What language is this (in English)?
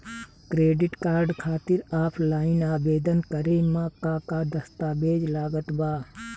Bhojpuri